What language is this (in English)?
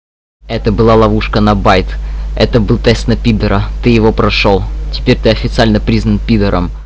Russian